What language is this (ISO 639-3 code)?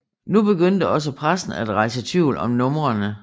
dan